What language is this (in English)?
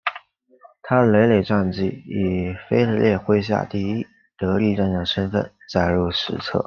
Chinese